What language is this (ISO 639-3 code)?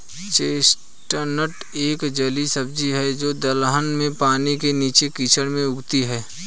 hin